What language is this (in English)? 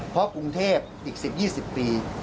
Thai